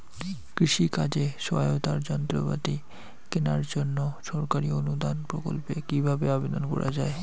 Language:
Bangla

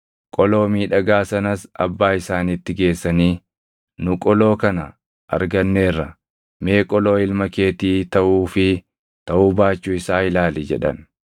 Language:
Oromo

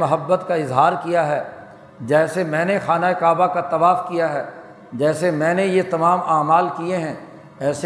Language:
Urdu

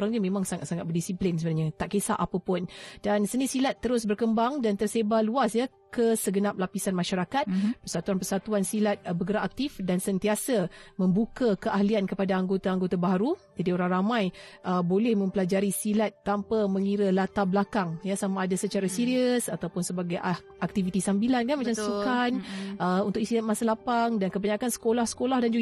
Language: Malay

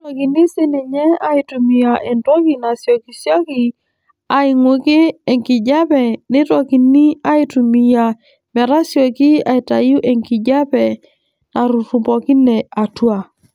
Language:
Masai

